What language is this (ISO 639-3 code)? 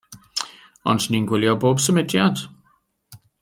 cym